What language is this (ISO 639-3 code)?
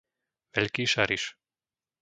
slk